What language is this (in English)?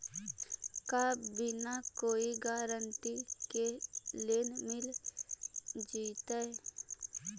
Magahi